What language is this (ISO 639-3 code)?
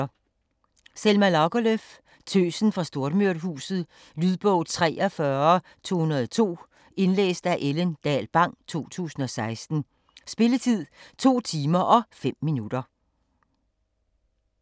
dan